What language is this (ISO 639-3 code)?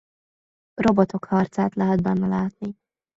hun